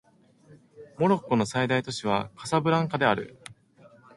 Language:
Japanese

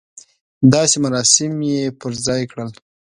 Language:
Pashto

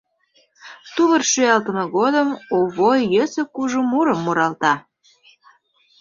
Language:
Mari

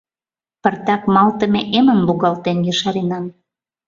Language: Mari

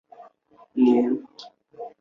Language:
Chinese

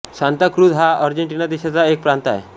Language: Marathi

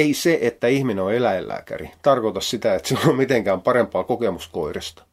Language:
Finnish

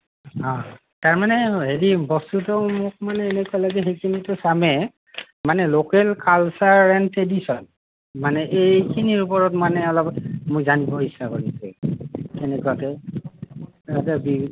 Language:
Assamese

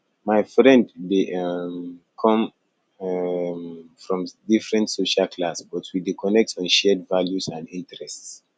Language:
Nigerian Pidgin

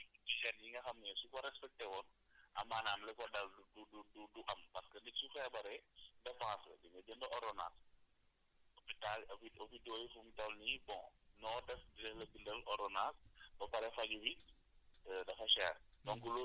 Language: Wolof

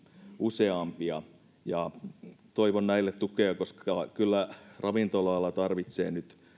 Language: Finnish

